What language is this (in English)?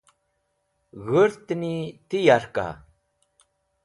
Wakhi